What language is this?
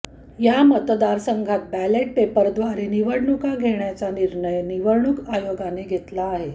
Marathi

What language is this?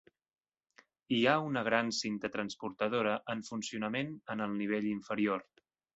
Catalan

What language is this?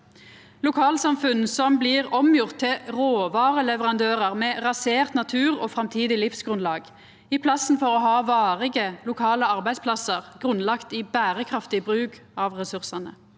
Norwegian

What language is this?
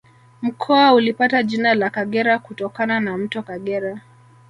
Swahili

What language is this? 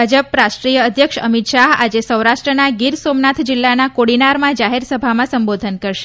Gujarati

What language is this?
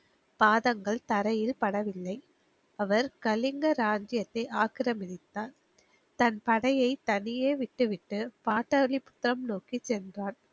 Tamil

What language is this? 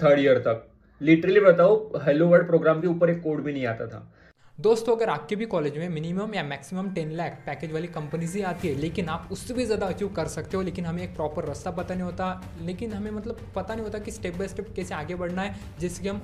Hindi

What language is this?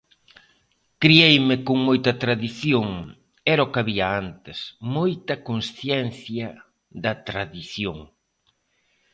Galician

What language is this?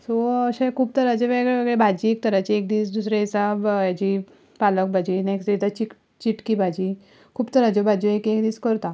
Konkani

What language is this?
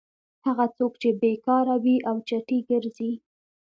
Pashto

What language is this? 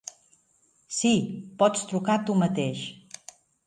Catalan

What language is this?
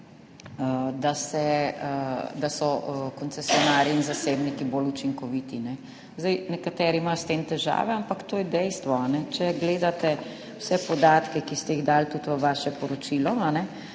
Slovenian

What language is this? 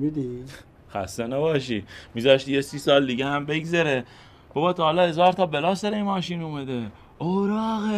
Persian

